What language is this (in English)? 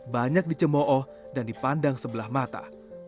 Indonesian